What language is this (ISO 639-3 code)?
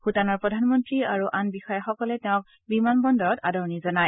asm